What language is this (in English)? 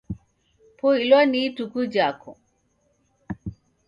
Taita